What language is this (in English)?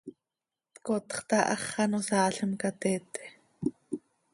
Seri